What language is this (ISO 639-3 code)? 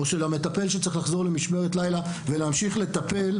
heb